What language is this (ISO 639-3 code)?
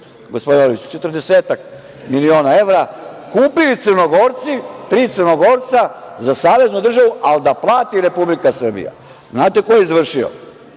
srp